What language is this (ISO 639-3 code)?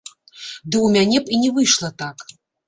bel